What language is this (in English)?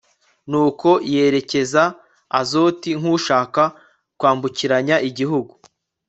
Kinyarwanda